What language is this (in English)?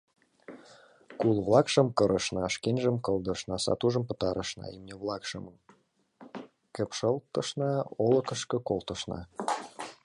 Mari